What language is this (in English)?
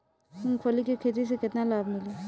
Bhojpuri